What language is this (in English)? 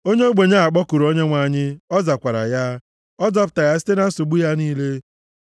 Igbo